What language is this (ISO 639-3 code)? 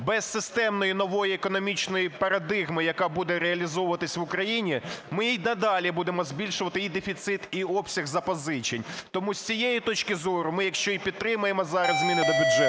ukr